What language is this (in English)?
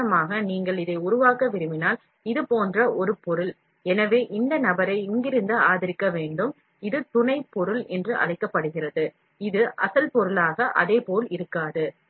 Tamil